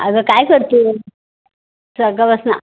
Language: Marathi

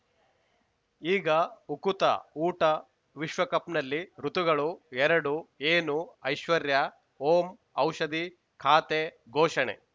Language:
Kannada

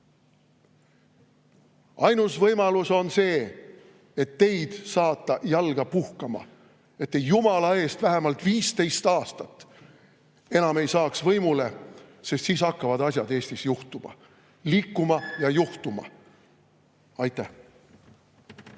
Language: Estonian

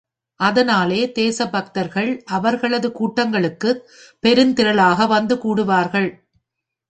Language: Tamil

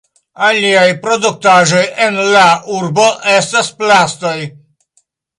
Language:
Esperanto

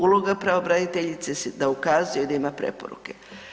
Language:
Croatian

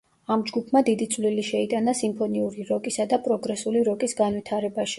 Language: Georgian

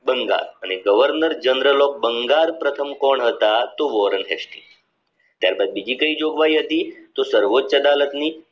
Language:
Gujarati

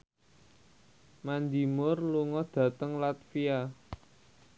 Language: Javanese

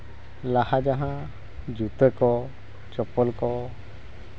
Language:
Santali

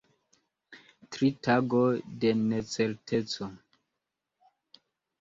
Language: Esperanto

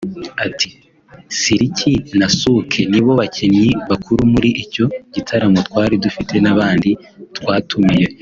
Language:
Kinyarwanda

